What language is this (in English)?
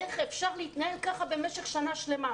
Hebrew